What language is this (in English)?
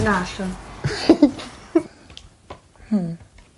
Welsh